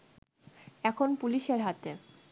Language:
Bangla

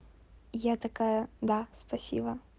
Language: Russian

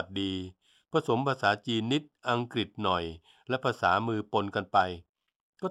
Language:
Thai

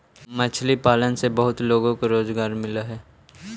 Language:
Magahi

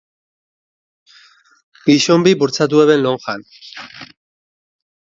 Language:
Basque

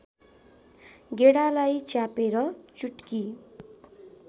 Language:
Nepali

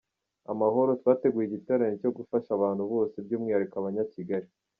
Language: Kinyarwanda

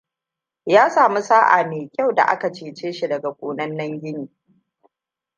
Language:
Hausa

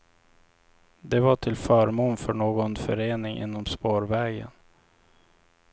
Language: Swedish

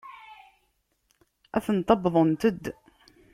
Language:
Kabyle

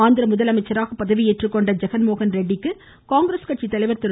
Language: Tamil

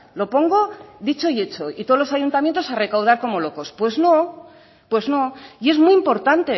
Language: Spanish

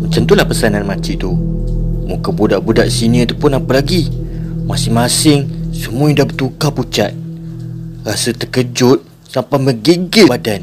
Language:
Malay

